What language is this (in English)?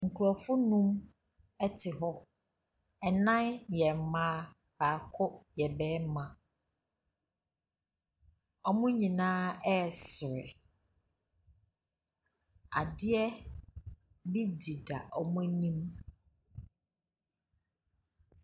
Akan